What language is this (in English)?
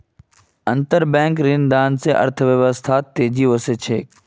Magahi